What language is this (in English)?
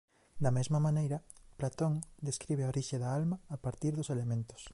Galician